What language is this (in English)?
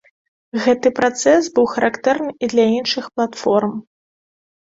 Belarusian